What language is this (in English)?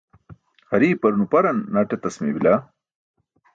Burushaski